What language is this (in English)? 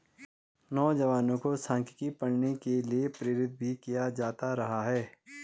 Hindi